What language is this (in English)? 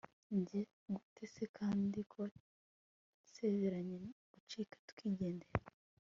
Kinyarwanda